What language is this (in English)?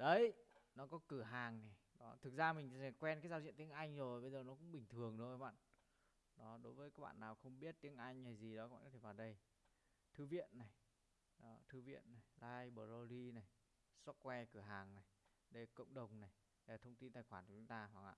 Vietnamese